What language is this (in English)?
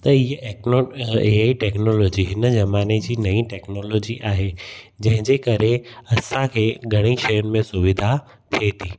Sindhi